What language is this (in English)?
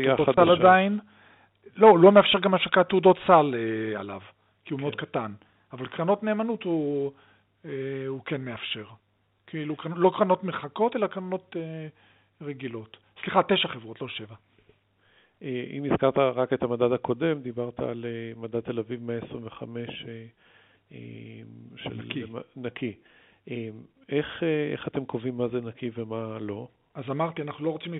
Hebrew